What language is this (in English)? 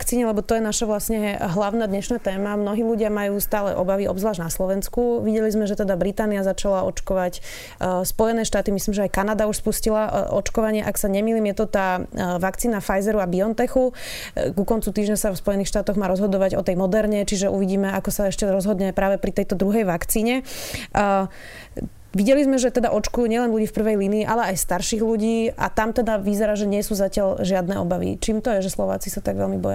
Slovak